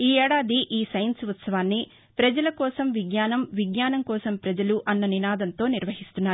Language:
Telugu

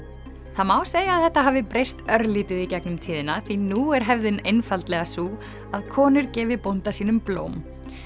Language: Icelandic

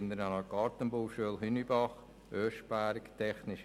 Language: Swiss German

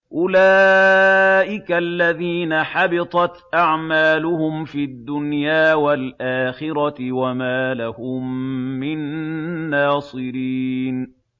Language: Arabic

